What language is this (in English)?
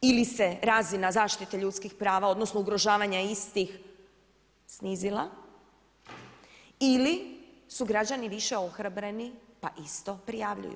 Croatian